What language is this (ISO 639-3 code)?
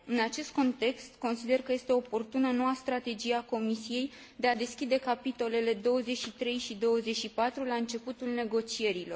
ron